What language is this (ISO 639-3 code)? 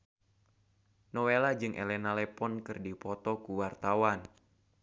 sun